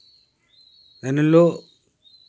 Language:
Santali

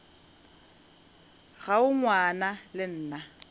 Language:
Northern Sotho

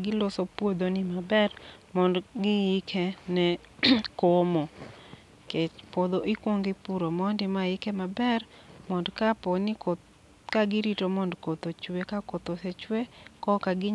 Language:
Luo (Kenya and Tanzania)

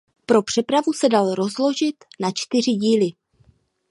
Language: Czech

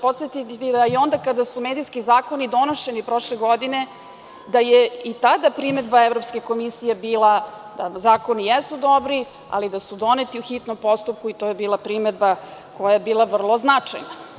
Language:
Serbian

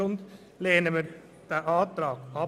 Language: Swiss German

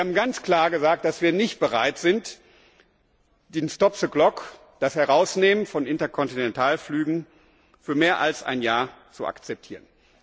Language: German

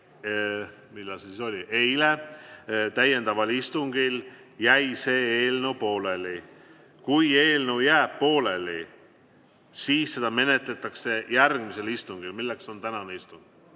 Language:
Estonian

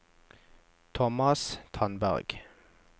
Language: Norwegian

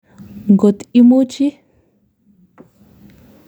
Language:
Kalenjin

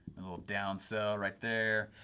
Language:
English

